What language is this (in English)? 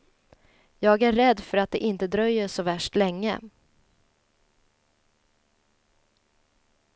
Swedish